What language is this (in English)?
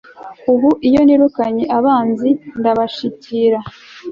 Kinyarwanda